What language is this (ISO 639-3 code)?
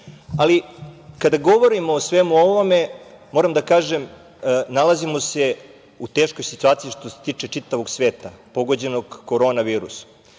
srp